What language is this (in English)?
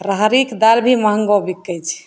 Maithili